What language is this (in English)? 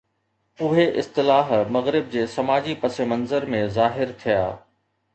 Sindhi